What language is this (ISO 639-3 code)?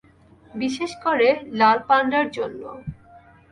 ben